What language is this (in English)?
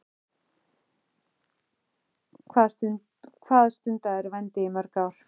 Icelandic